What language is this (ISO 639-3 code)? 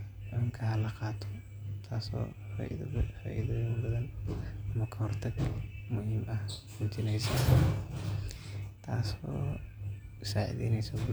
som